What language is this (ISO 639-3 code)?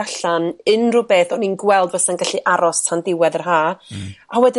cym